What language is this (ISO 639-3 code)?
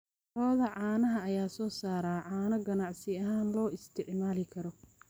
som